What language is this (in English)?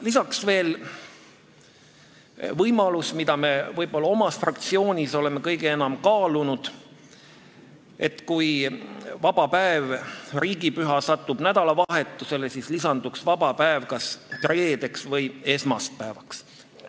Estonian